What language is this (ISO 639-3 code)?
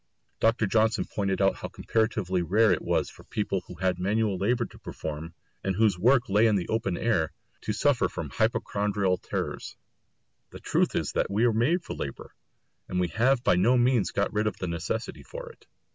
eng